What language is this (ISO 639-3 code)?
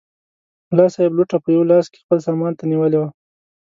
pus